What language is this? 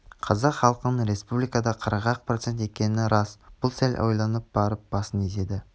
Kazakh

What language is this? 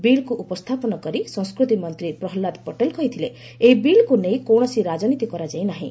Odia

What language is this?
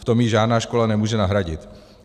Czech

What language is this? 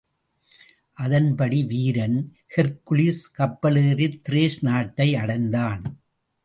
Tamil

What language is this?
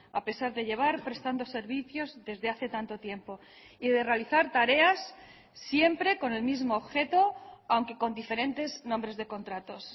Spanish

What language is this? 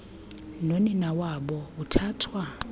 Xhosa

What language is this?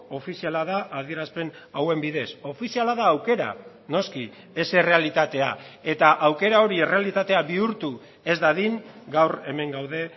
Basque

